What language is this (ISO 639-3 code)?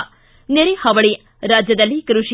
kan